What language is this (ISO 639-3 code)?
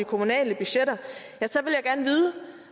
dan